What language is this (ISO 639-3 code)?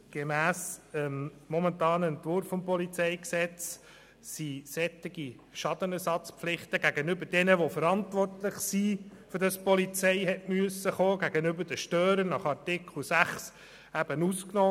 gsw